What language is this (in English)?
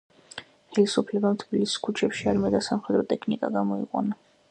Georgian